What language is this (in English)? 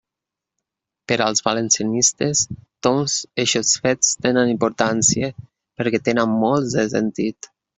Catalan